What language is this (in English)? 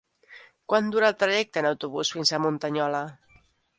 Catalan